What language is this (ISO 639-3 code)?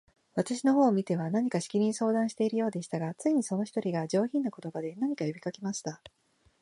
jpn